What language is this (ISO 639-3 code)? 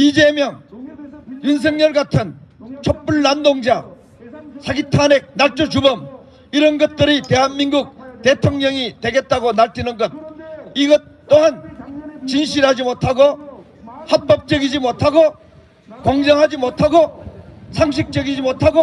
kor